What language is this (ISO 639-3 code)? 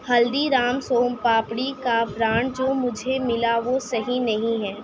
urd